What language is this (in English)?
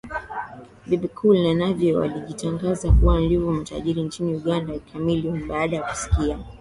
Swahili